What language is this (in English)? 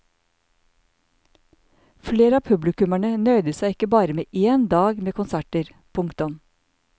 Norwegian